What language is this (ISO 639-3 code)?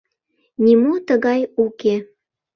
chm